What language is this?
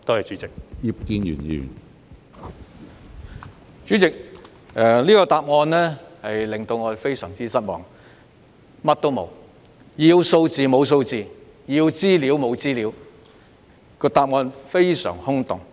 Cantonese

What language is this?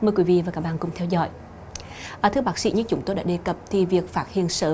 Vietnamese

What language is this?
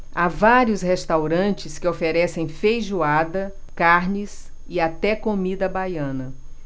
Portuguese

